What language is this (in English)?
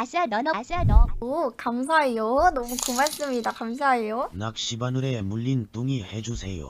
Korean